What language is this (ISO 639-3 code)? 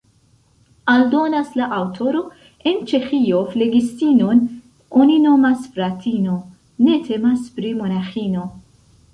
epo